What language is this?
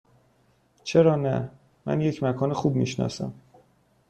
Persian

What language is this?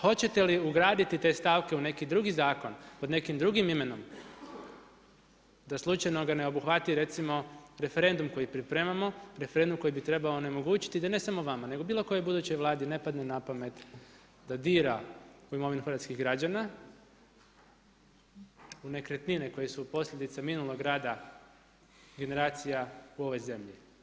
Croatian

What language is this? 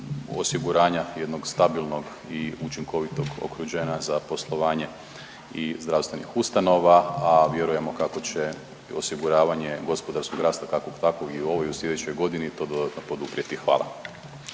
Croatian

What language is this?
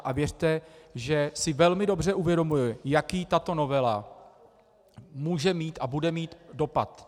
Czech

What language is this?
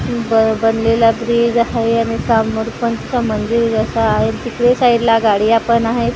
Marathi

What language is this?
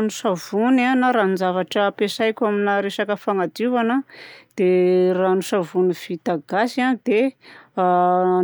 Southern Betsimisaraka Malagasy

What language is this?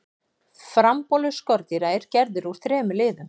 Icelandic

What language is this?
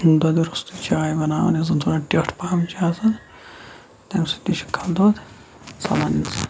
Kashmiri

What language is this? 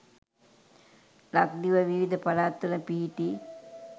Sinhala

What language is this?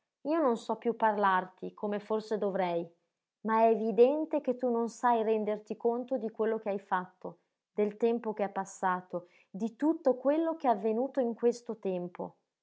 Italian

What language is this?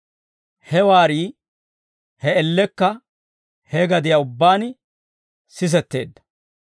Dawro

